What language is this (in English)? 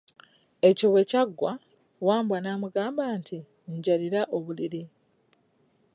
Ganda